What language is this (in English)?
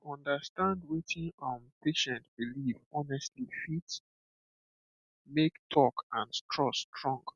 Nigerian Pidgin